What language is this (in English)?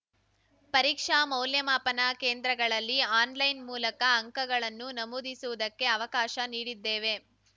Kannada